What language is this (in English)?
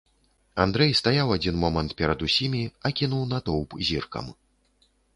Belarusian